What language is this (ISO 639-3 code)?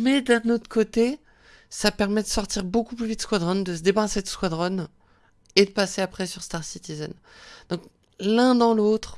fra